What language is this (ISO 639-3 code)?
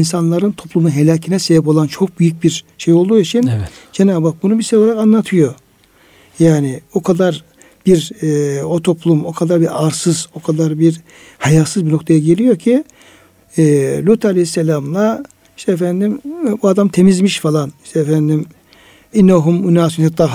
tur